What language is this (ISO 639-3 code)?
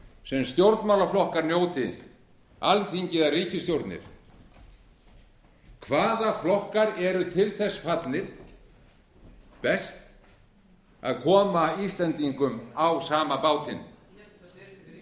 isl